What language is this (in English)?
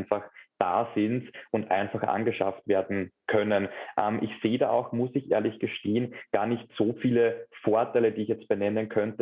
German